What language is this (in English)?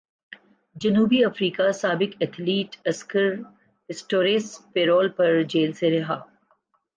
Urdu